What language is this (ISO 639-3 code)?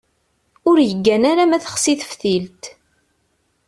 kab